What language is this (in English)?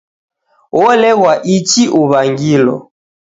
Taita